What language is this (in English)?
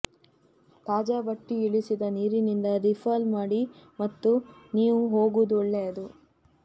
Kannada